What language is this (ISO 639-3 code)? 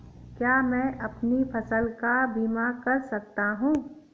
hin